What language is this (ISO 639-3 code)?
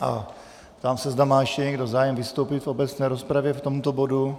ces